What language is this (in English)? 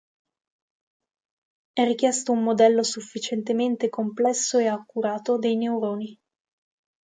Italian